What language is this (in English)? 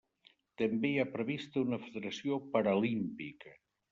Catalan